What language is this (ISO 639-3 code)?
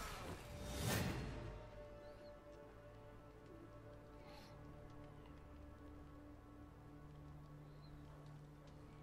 pol